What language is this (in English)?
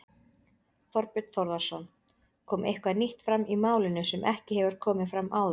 Icelandic